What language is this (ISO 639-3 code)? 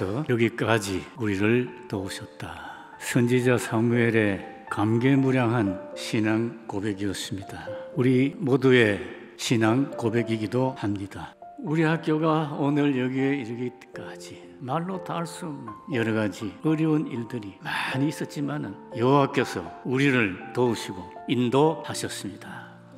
kor